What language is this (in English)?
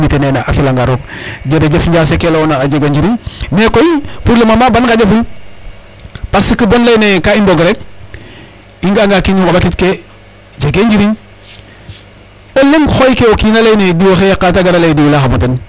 Serer